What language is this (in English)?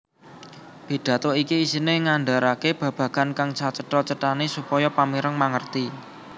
Javanese